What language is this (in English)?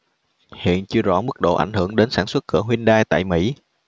Vietnamese